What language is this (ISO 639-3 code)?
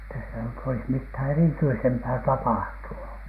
fin